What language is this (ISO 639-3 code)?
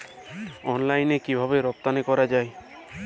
ben